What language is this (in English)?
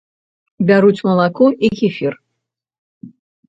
Belarusian